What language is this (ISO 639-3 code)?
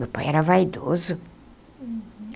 por